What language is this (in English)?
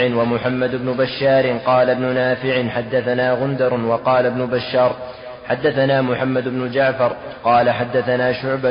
Arabic